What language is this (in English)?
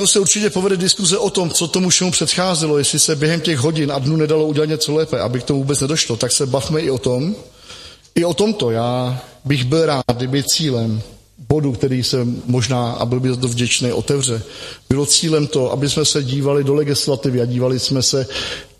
Czech